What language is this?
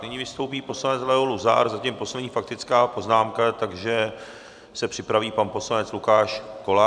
Czech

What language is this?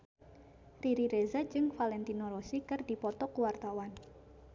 Sundanese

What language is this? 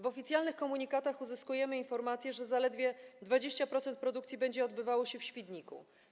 Polish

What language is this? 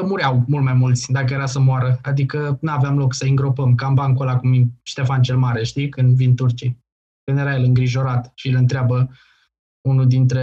Romanian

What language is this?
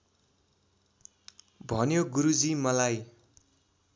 Nepali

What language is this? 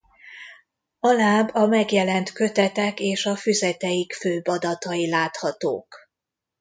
Hungarian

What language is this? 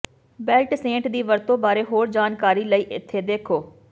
Punjabi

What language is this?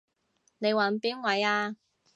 Cantonese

